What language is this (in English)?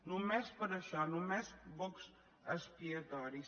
Catalan